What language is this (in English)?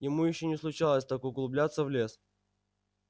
Russian